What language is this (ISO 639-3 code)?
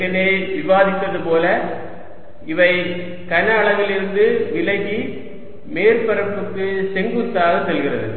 tam